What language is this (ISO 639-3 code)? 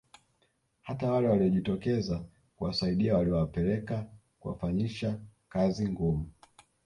swa